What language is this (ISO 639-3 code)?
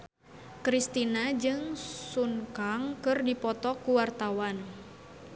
sun